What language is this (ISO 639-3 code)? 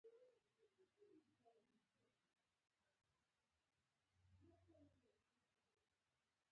pus